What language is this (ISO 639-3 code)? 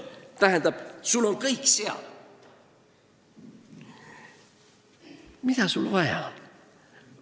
est